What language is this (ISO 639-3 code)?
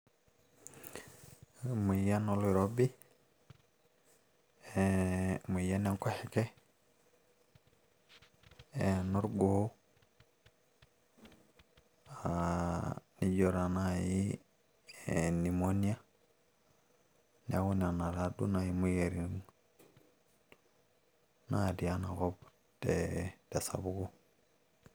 mas